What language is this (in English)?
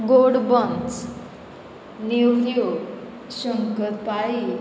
Konkani